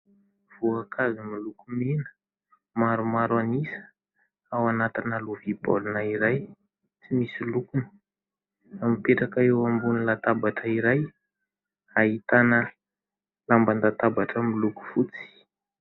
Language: Malagasy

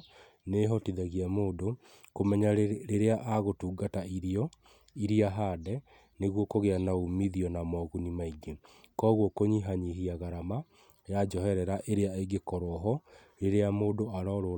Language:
Kikuyu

